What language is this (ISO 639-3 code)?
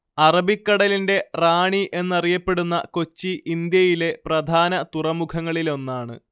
mal